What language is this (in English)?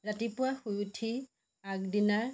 Assamese